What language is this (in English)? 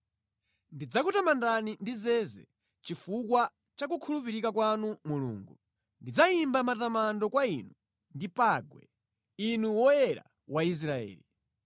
Nyanja